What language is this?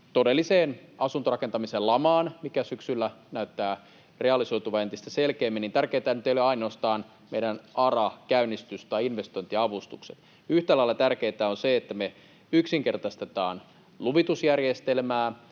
Finnish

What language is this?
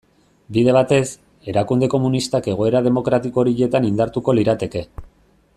Basque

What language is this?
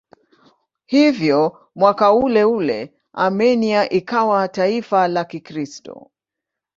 Swahili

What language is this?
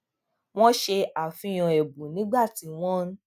Yoruba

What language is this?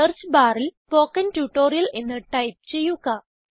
Malayalam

